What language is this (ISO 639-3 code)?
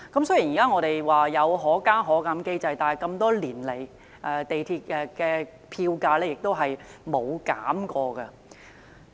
yue